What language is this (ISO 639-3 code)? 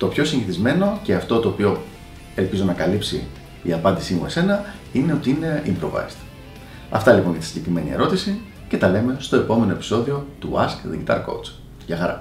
ell